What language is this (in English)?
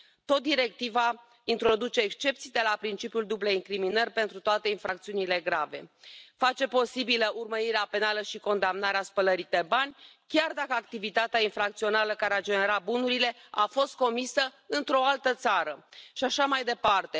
Romanian